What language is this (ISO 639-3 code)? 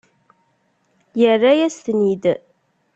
kab